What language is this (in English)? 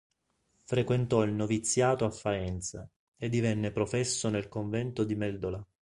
Italian